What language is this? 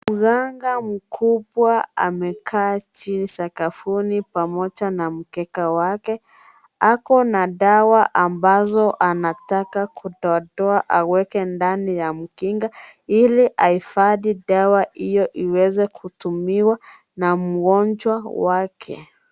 Swahili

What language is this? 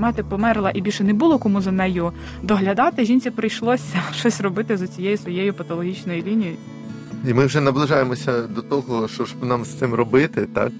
Ukrainian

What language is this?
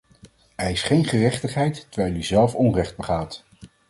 Dutch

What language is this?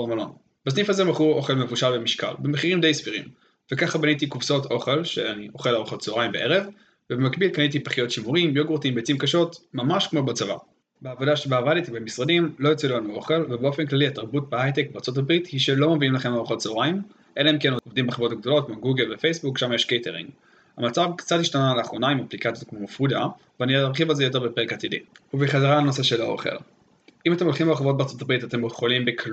Hebrew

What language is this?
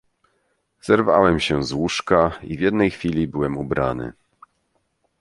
Polish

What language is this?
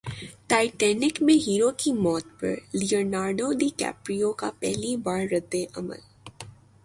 Urdu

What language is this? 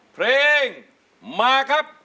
Thai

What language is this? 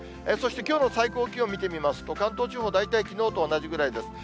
Japanese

